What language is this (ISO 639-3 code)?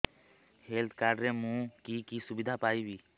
ori